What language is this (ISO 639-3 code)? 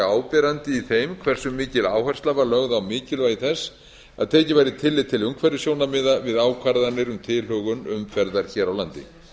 isl